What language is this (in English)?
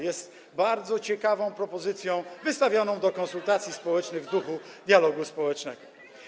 Polish